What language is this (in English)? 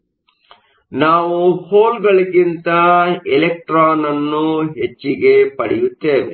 Kannada